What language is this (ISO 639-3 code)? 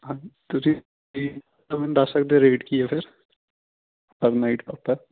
pan